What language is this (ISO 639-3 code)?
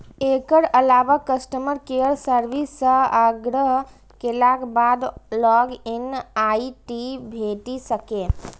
mai